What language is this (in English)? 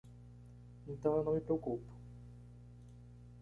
Portuguese